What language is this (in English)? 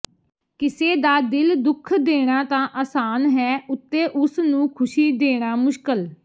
Punjabi